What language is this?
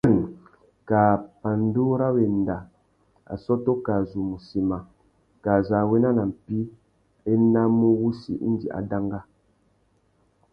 Tuki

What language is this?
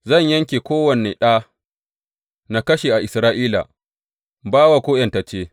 Hausa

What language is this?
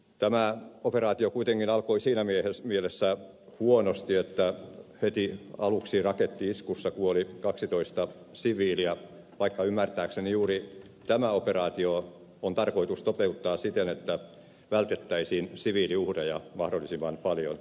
Finnish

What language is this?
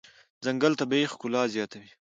Pashto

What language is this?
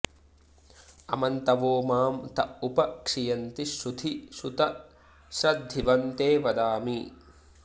Sanskrit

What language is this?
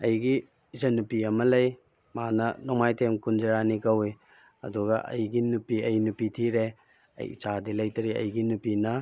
Manipuri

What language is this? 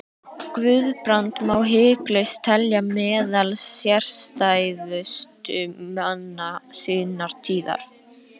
Icelandic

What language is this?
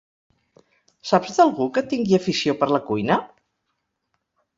Catalan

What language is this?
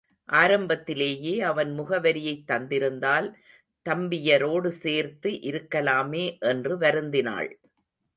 Tamil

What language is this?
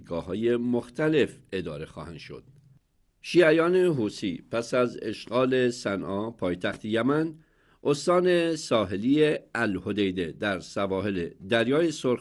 Persian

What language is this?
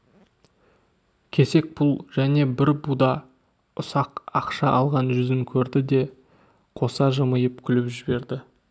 Kazakh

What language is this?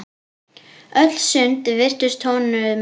Icelandic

